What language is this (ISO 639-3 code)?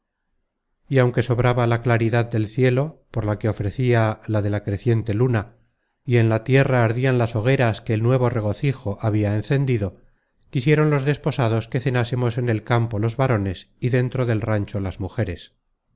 spa